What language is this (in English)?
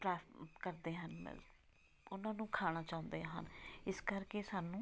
Punjabi